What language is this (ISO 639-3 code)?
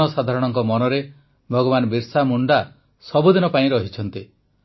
ori